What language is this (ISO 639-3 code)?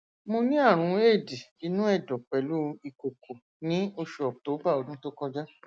yor